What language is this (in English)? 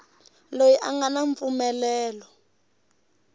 Tsonga